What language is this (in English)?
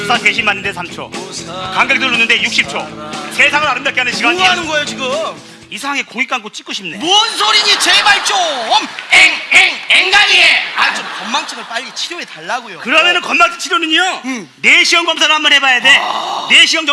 Korean